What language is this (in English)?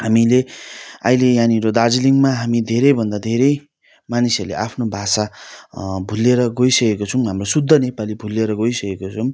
Nepali